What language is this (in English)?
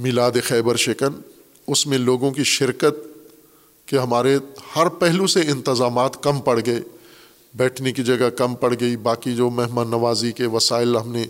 Urdu